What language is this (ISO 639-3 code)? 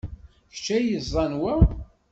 kab